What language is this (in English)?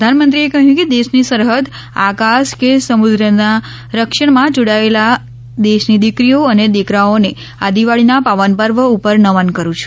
Gujarati